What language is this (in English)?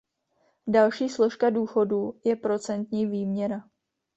Czech